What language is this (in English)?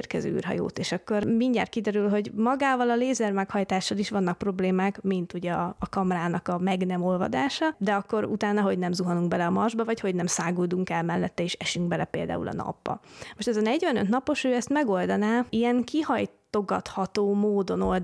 Hungarian